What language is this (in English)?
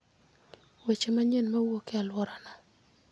Luo (Kenya and Tanzania)